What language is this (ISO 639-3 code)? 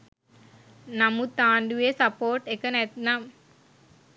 sin